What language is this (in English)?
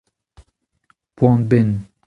Breton